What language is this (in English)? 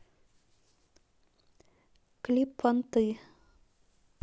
Russian